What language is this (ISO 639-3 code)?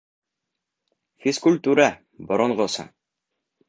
bak